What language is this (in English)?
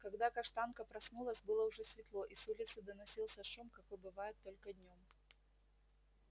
Russian